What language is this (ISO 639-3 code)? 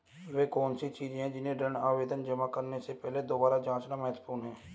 hin